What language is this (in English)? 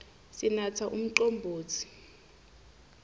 Swati